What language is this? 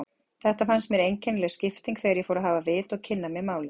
Icelandic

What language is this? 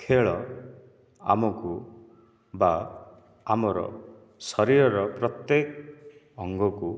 Odia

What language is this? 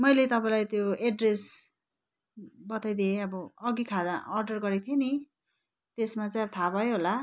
Nepali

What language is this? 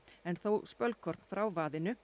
Icelandic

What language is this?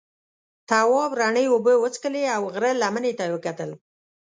Pashto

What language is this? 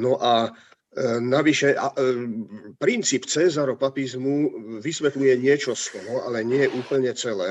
Slovak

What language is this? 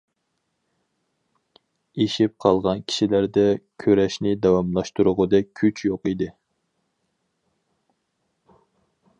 Uyghur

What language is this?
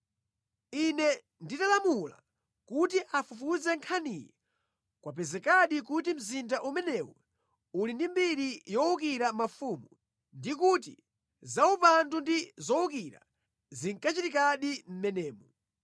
Nyanja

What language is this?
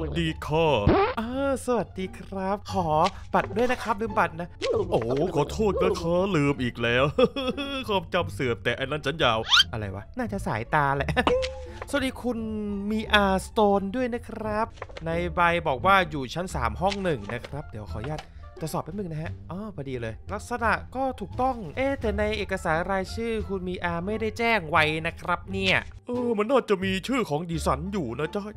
Thai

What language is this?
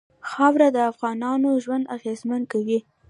Pashto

